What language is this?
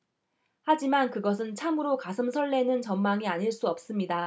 Korean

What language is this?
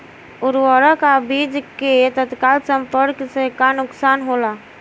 Bhojpuri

